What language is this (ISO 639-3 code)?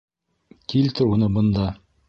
bak